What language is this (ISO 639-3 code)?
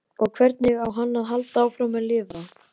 isl